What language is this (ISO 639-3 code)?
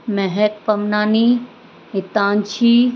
snd